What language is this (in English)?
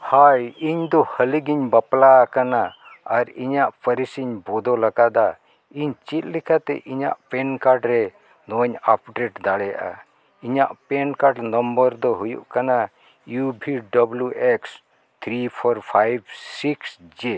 Santali